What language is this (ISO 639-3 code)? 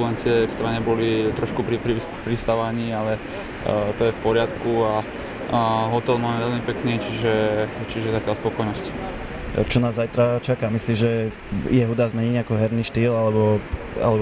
slk